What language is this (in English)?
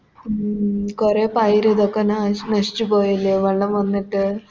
Malayalam